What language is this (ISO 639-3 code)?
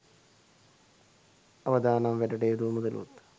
sin